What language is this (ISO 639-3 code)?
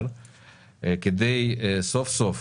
heb